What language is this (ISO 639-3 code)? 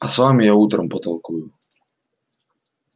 rus